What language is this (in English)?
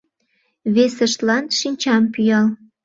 Mari